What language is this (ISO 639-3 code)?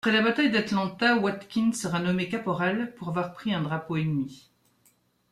fra